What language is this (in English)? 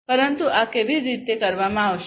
Gujarati